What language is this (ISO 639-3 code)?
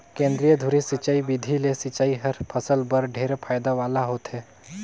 hne